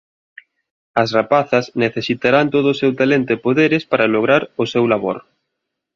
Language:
Galician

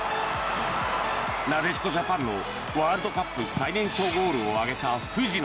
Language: Japanese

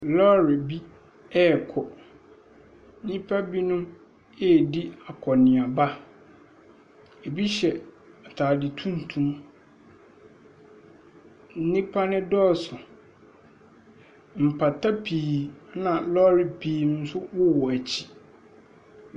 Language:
Akan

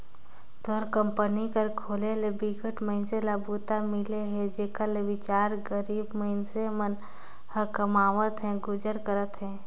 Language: Chhattisgarhi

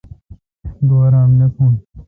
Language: Kalkoti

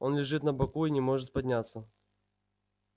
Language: Russian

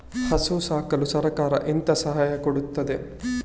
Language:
Kannada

